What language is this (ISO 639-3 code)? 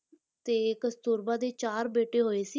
pan